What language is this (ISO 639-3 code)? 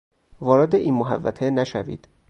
fas